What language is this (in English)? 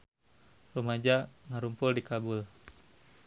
Sundanese